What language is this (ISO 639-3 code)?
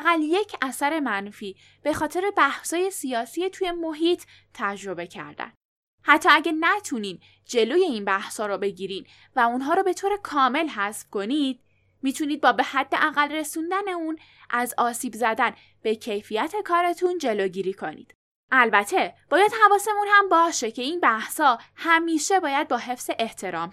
fas